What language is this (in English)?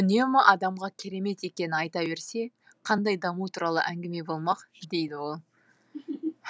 Kazakh